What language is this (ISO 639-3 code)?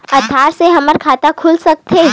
hne